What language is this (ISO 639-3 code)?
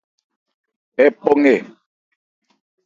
ebr